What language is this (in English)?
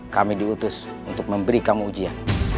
Indonesian